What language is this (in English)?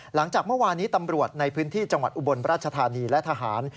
Thai